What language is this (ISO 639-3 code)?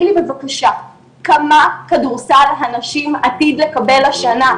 heb